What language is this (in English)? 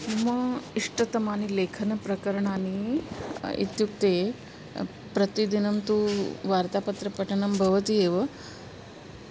Sanskrit